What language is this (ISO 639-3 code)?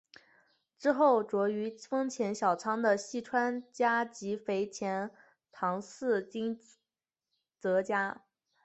zho